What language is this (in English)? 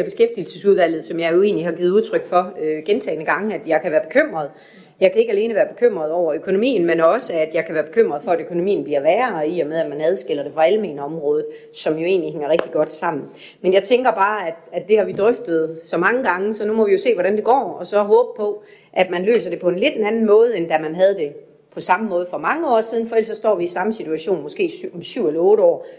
Danish